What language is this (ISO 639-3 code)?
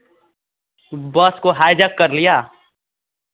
hin